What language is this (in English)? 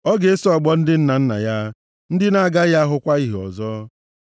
Igbo